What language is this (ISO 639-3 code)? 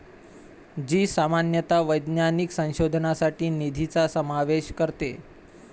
mar